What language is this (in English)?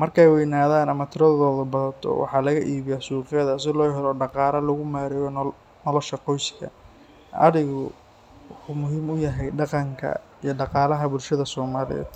Somali